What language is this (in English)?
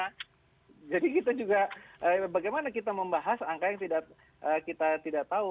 Indonesian